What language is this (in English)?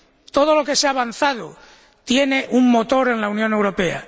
Spanish